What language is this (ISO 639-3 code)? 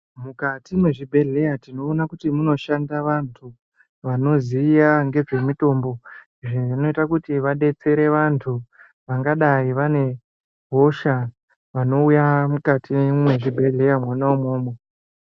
ndc